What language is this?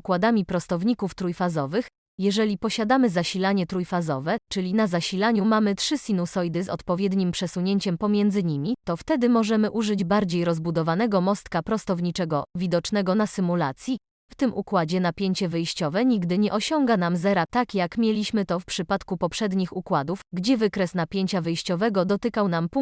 Polish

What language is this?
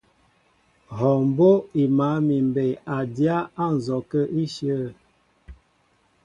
Mbo (Cameroon)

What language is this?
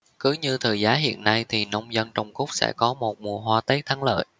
Vietnamese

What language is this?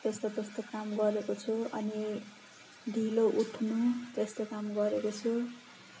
Nepali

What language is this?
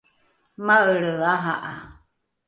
Rukai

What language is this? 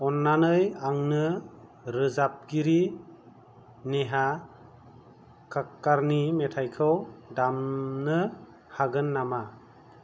Bodo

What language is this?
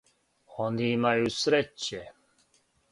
Serbian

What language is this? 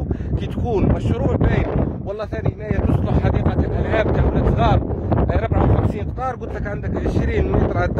Arabic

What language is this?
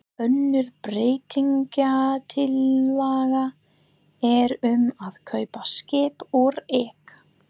Icelandic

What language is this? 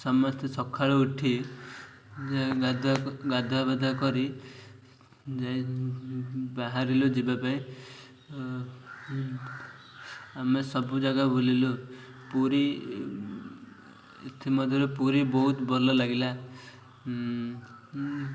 Odia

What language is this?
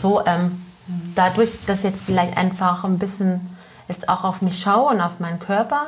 German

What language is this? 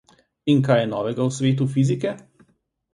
Slovenian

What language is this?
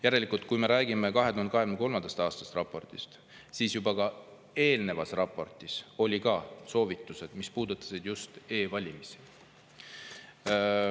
Estonian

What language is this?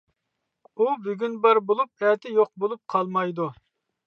Uyghur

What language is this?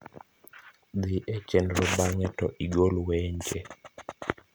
Luo (Kenya and Tanzania)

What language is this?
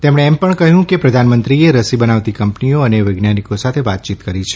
Gujarati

